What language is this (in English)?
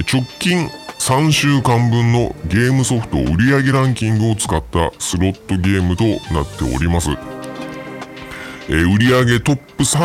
Japanese